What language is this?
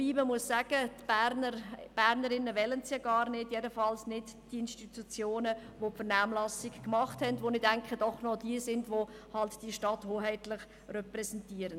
Swiss German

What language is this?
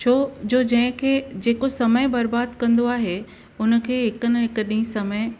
Sindhi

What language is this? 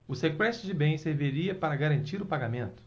Portuguese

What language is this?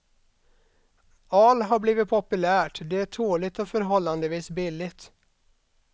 Swedish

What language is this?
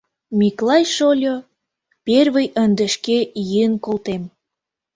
Mari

